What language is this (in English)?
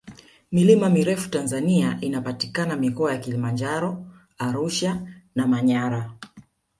Swahili